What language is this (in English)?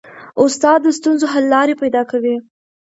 Pashto